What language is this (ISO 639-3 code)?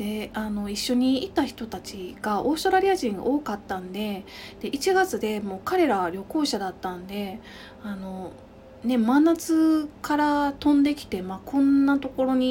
jpn